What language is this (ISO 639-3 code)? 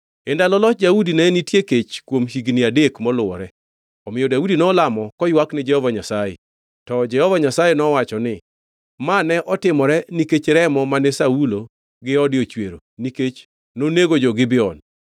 luo